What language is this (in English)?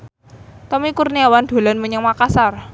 Javanese